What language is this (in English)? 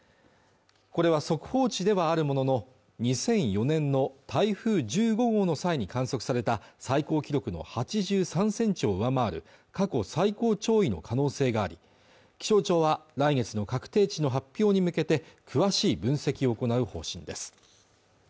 Japanese